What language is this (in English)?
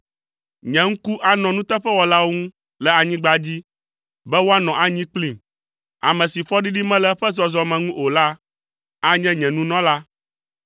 Ewe